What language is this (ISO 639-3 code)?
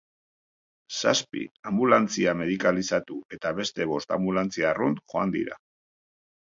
eus